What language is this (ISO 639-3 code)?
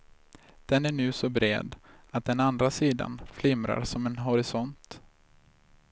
swe